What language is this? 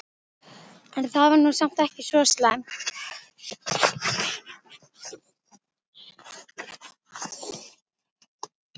Icelandic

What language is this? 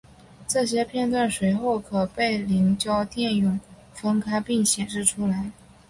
Chinese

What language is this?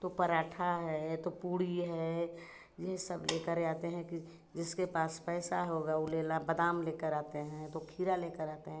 Hindi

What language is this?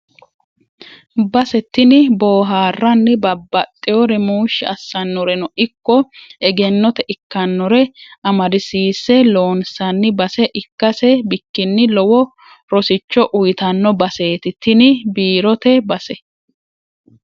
Sidamo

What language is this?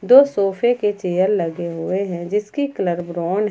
Hindi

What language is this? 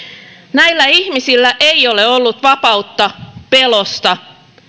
Finnish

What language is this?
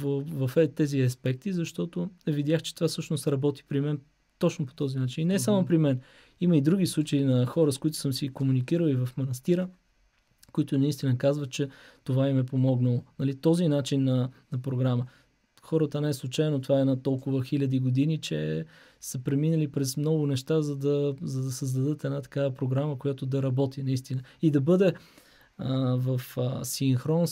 Bulgarian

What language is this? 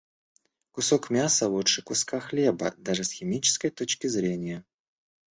Russian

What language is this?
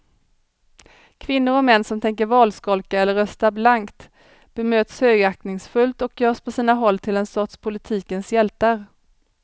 Swedish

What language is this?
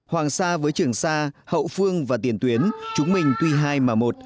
Vietnamese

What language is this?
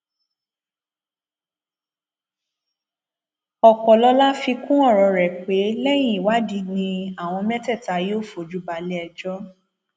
Yoruba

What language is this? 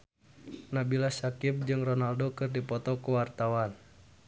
Sundanese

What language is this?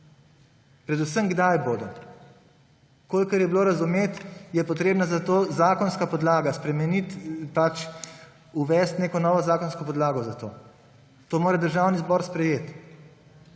Slovenian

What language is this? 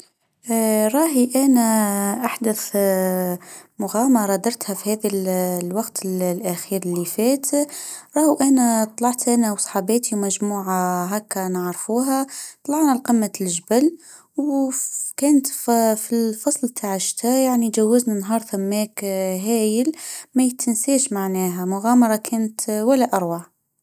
Tunisian Arabic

